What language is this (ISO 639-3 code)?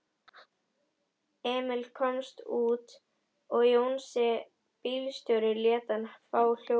isl